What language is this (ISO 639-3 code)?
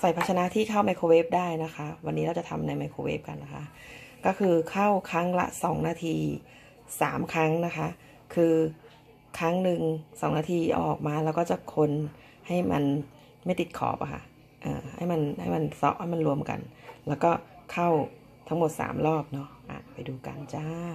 tha